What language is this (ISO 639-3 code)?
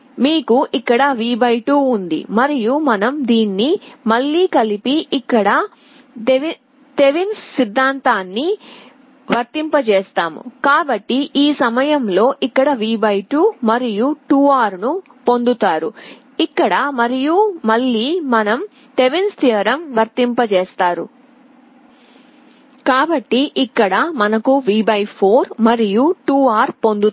tel